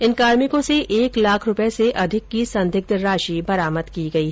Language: Hindi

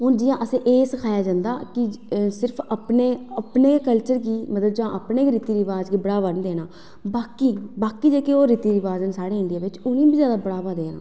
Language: Dogri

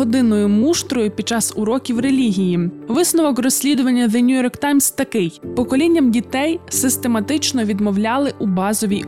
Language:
Ukrainian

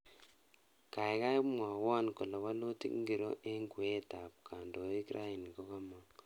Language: Kalenjin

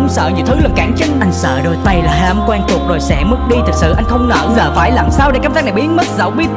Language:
Vietnamese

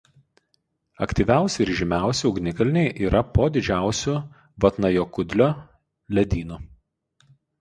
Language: Lithuanian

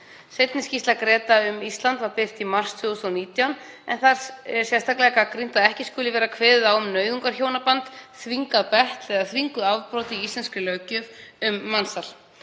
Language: Icelandic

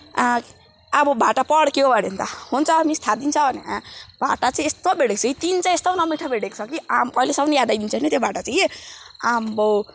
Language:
Nepali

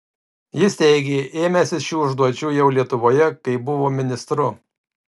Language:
Lithuanian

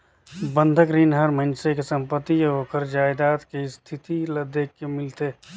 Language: Chhattisgarhi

